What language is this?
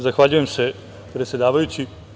Serbian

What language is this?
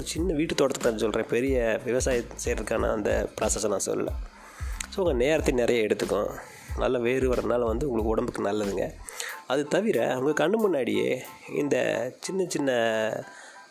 Tamil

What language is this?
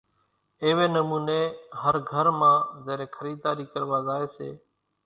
Kachi Koli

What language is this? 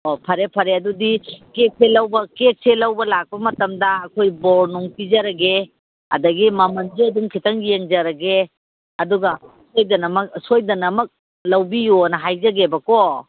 Manipuri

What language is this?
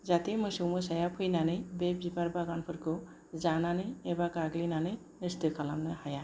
Bodo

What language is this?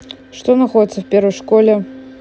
Russian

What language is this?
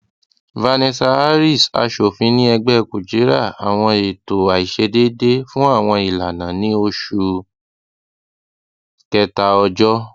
Yoruba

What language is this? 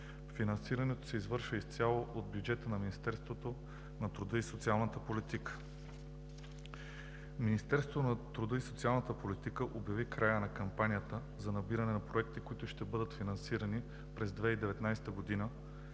Bulgarian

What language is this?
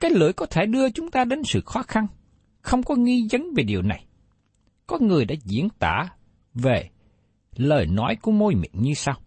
Vietnamese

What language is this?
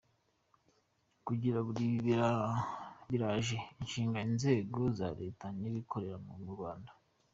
Kinyarwanda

